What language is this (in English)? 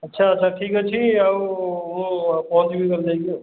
Odia